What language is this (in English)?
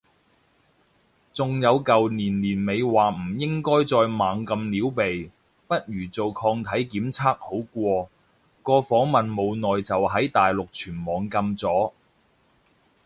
Cantonese